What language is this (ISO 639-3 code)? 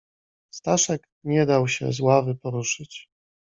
pol